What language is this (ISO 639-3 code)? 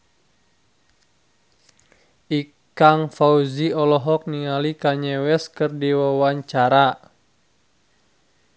sun